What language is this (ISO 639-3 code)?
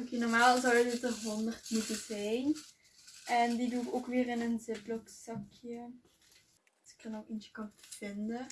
nld